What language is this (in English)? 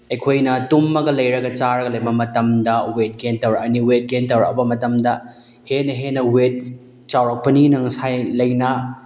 Manipuri